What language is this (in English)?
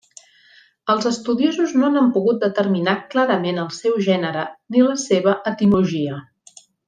Catalan